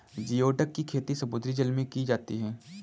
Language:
Hindi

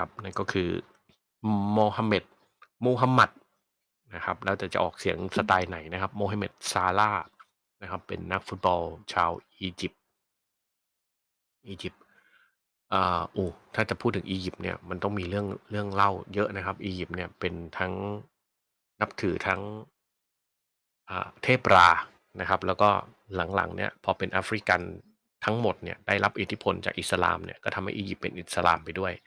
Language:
Thai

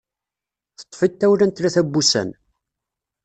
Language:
Kabyle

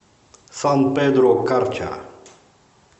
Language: Russian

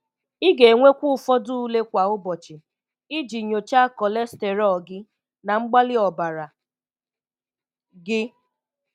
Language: Igbo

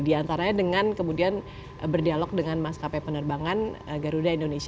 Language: Indonesian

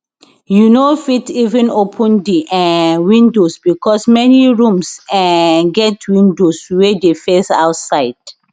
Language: Nigerian Pidgin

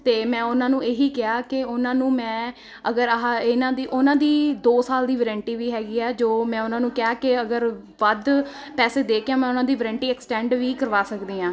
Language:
Punjabi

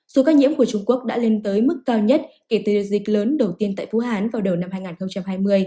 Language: Vietnamese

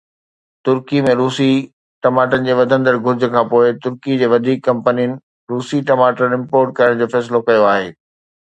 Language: Sindhi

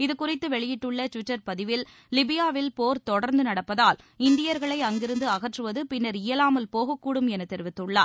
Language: Tamil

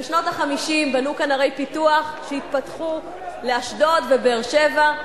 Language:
Hebrew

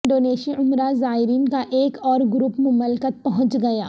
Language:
Urdu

